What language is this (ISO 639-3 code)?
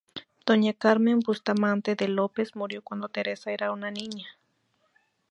spa